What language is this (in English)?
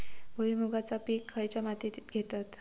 Marathi